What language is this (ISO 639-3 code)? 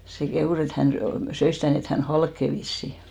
fin